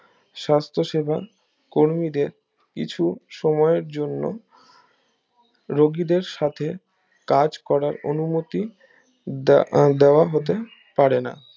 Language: Bangla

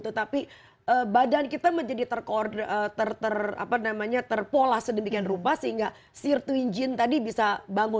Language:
Indonesian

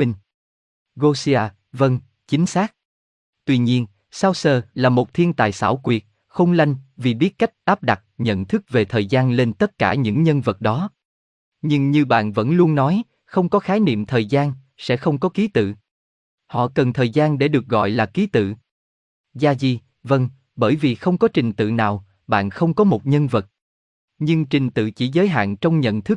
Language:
Vietnamese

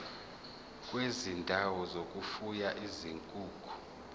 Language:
Zulu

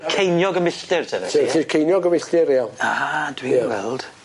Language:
Welsh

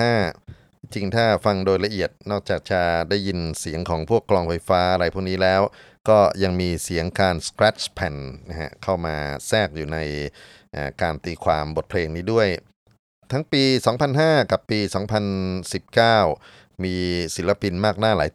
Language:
Thai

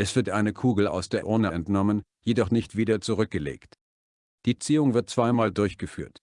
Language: German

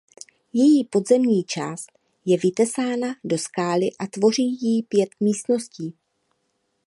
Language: Czech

